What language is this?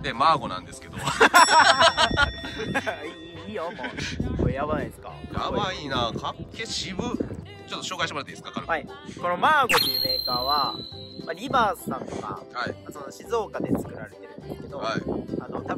Japanese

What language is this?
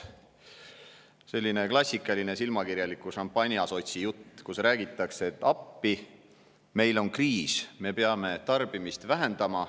Estonian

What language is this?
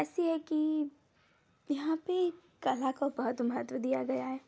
Hindi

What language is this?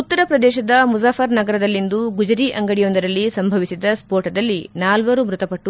Kannada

